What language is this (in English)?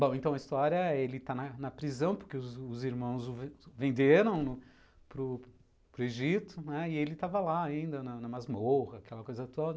Portuguese